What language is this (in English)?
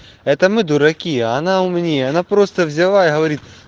Russian